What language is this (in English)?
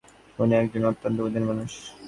Bangla